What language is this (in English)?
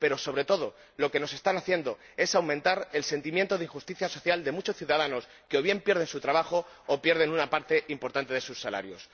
Spanish